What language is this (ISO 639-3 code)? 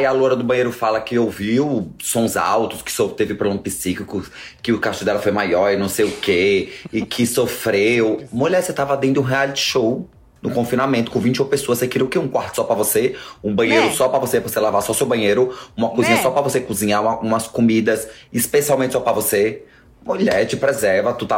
por